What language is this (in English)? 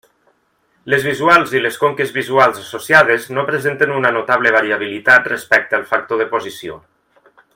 Catalan